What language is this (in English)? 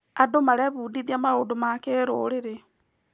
Kikuyu